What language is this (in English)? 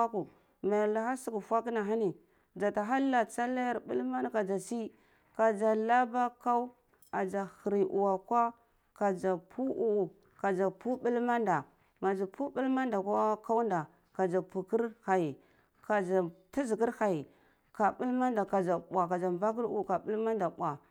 Cibak